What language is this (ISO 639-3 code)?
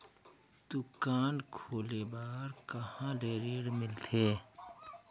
hne